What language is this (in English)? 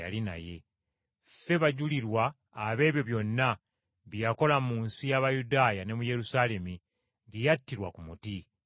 Ganda